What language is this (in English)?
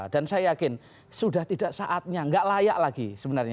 Indonesian